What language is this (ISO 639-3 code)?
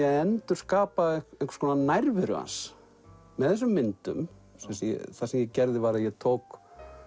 isl